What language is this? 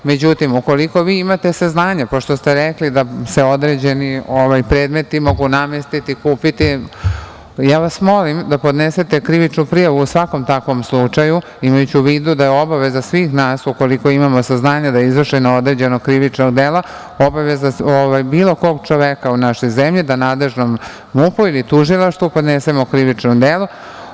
Serbian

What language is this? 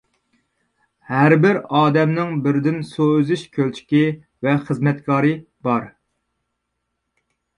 Uyghur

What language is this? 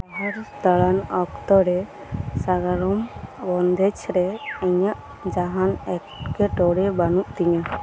Santali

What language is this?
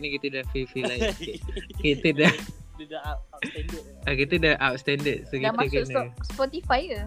Malay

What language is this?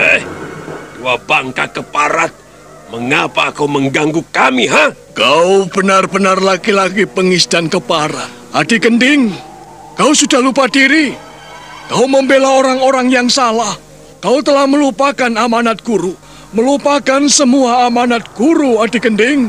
Indonesian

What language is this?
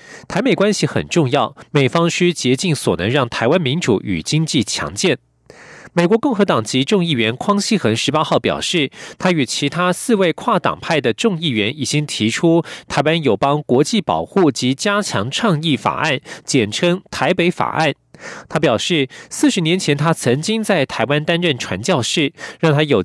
Chinese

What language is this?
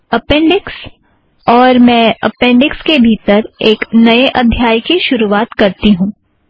Hindi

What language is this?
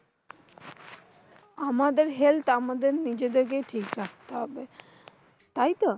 Bangla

